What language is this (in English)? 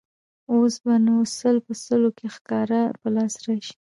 Pashto